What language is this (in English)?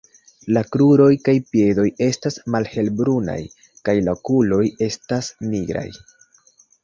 Esperanto